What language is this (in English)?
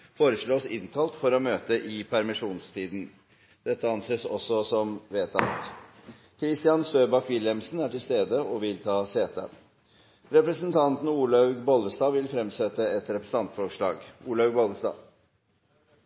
Norwegian Bokmål